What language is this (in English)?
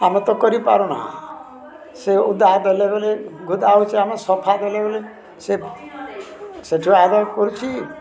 Odia